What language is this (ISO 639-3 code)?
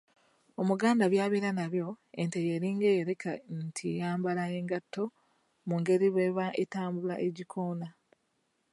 lug